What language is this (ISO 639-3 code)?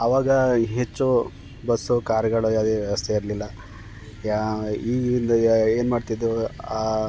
kan